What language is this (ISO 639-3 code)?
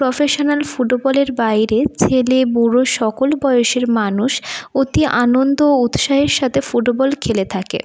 ben